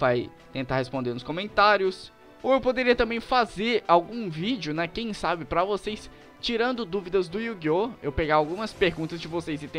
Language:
Portuguese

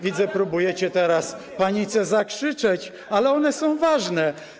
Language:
Polish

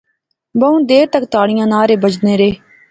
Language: Pahari-Potwari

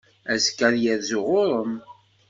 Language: Kabyle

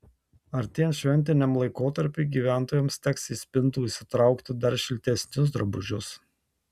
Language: Lithuanian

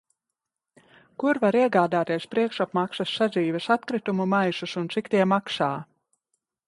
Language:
Latvian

